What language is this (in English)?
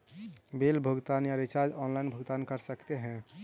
Magahi